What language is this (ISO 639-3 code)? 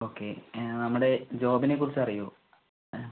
mal